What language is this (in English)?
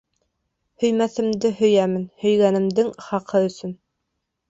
Bashkir